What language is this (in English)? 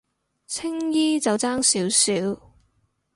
Cantonese